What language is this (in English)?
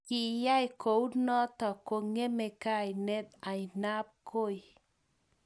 Kalenjin